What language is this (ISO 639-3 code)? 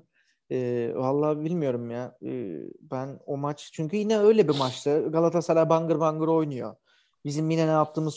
tur